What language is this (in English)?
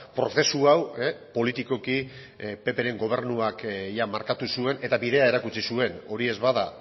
Basque